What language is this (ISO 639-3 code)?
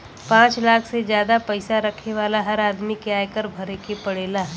bho